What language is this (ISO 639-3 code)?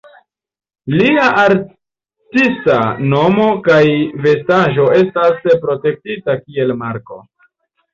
epo